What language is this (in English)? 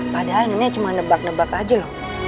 Indonesian